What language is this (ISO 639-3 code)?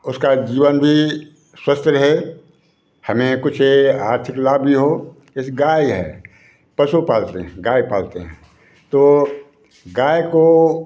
hin